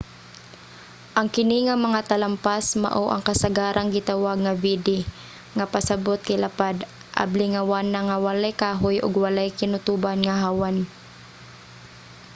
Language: Cebuano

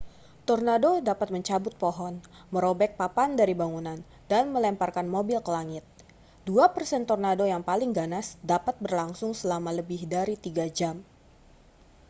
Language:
Indonesian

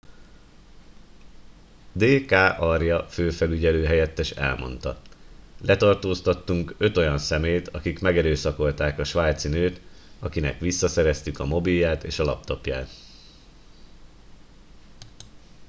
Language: Hungarian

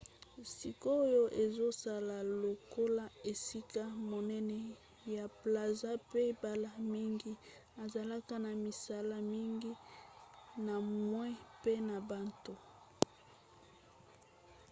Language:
Lingala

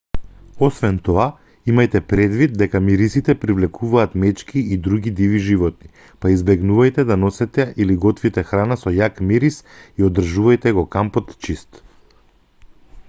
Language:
Macedonian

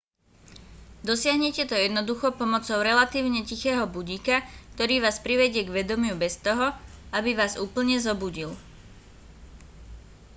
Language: Slovak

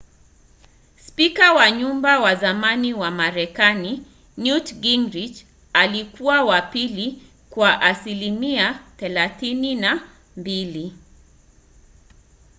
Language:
Swahili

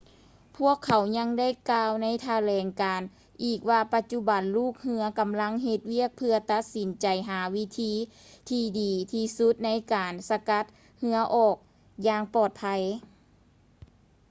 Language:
Lao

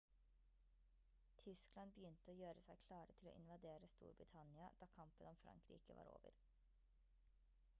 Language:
Norwegian Bokmål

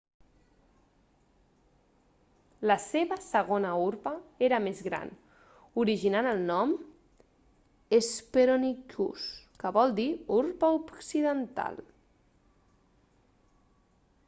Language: Catalan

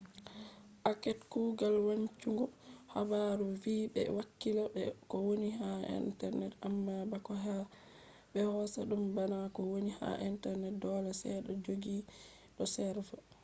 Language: Fula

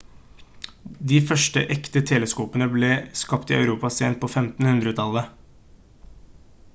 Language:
Norwegian Bokmål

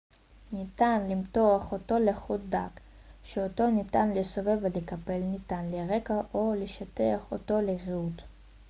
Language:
Hebrew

